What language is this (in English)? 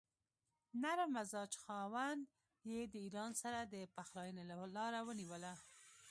Pashto